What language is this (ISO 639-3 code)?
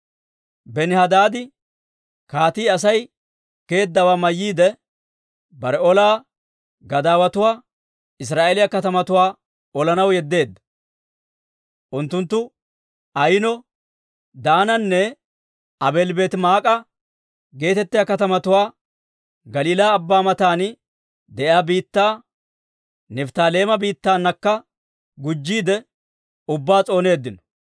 dwr